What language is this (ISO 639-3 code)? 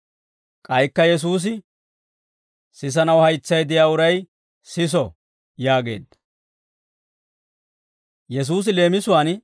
dwr